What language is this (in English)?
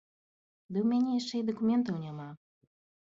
Belarusian